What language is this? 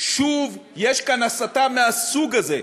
Hebrew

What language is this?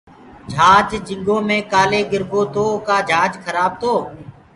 Gurgula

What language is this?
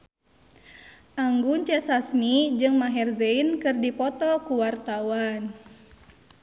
Sundanese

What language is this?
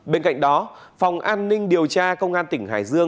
Vietnamese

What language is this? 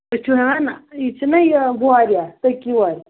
Kashmiri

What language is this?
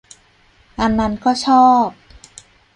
Thai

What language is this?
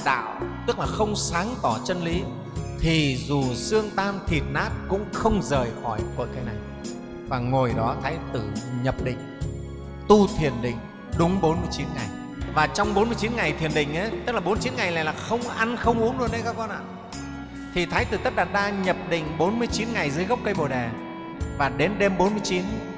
Vietnamese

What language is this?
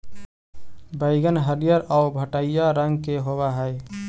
Magahi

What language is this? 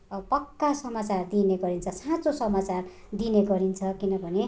Nepali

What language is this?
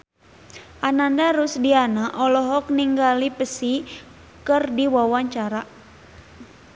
Sundanese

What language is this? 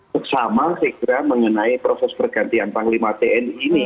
Indonesian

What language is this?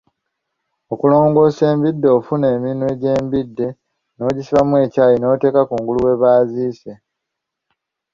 Ganda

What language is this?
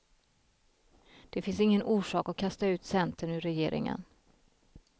Swedish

